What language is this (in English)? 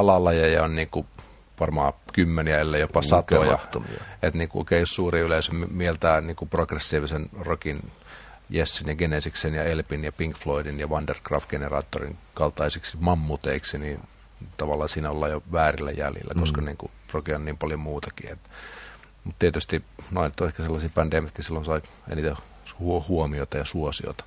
Finnish